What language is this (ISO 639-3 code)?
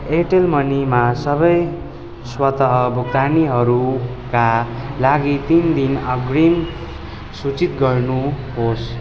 nep